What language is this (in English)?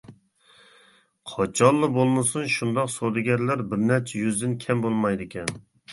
Uyghur